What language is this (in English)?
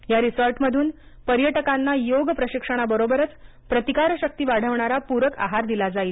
Marathi